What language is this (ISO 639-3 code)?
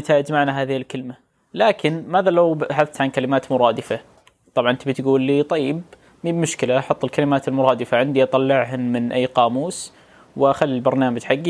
ara